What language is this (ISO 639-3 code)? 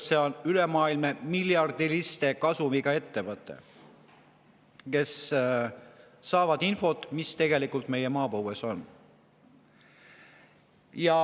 est